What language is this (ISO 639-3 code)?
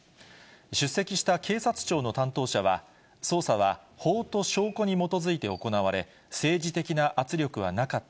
jpn